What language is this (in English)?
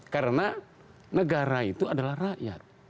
Indonesian